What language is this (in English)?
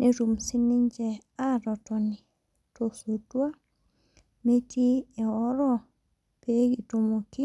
Masai